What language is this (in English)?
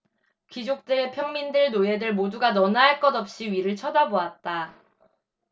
Korean